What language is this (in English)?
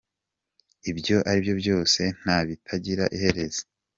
Kinyarwanda